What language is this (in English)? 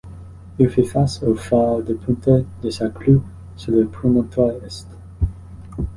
French